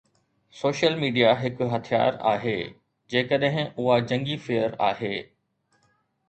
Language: Sindhi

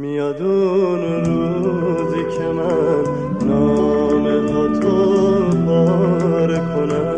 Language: Persian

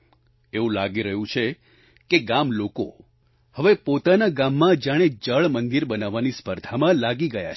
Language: Gujarati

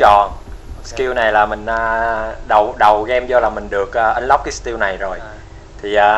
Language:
Vietnamese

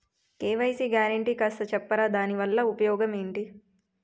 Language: Telugu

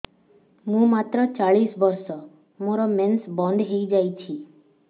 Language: Odia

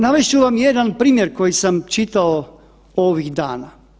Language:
Croatian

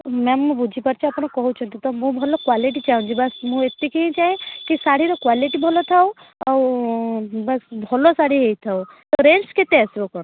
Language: Odia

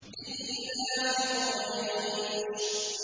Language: Arabic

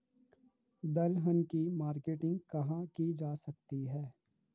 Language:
Hindi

